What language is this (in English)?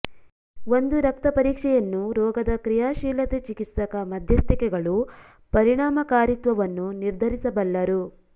Kannada